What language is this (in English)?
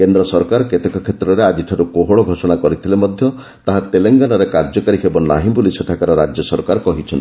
Odia